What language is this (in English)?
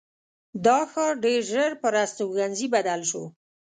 Pashto